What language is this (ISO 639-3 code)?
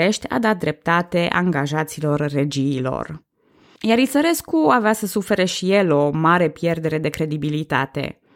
ron